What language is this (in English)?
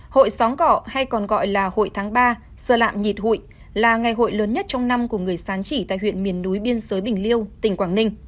Vietnamese